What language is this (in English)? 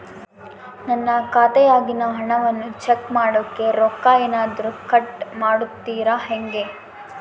Kannada